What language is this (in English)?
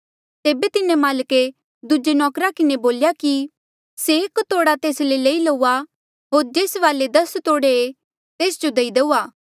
Mandeali